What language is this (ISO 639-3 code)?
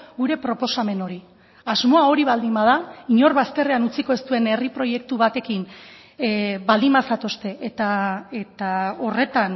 eus